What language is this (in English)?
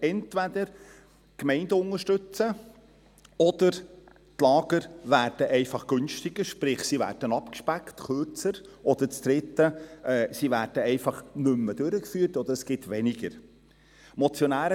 Swiss German